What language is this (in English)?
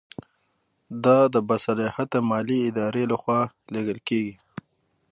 Pashto